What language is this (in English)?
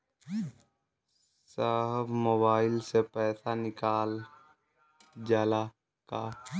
Bhojpuri